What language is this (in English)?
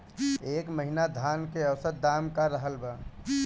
Bhojpuri